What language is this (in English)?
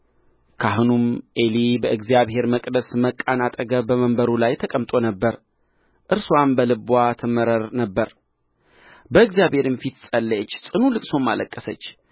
Amharic